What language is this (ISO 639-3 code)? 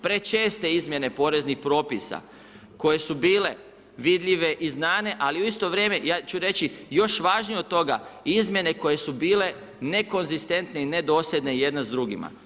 hrv